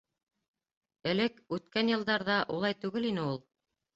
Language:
Bashkir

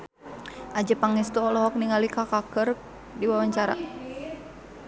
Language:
Sundanese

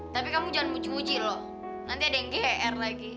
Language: Indonesian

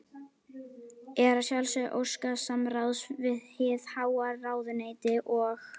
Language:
Icelandic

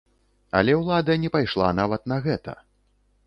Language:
Belarusian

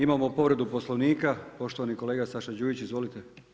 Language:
Croatian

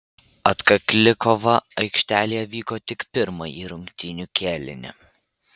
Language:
Lithuanian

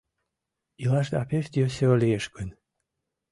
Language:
Mari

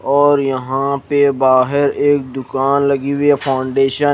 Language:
Hindi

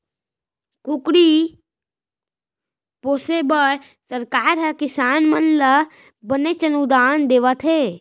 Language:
Chhattisgarhi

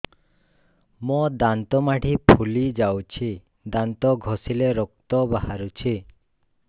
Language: Odia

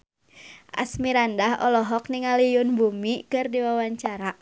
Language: Sundanese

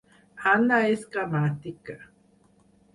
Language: Catalan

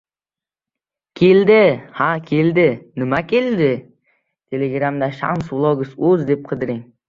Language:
Uzbek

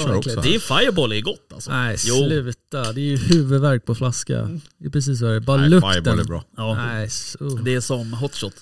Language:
Swedish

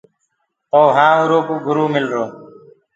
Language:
Gurgula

